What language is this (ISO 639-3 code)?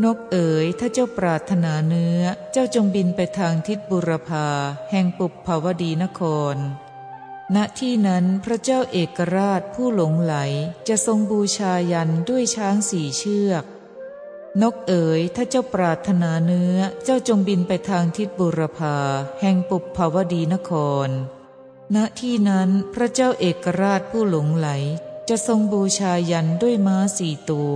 tha